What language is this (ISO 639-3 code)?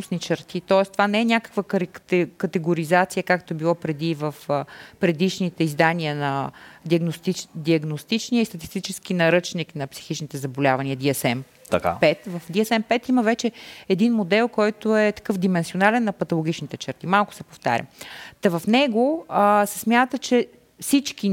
bul